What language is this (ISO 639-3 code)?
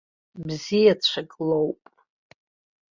abk